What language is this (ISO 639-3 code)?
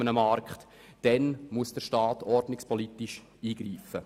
gsw